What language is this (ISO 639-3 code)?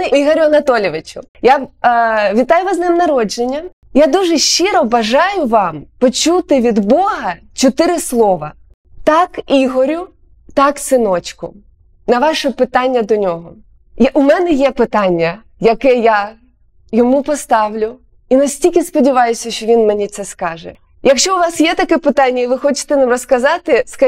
ukr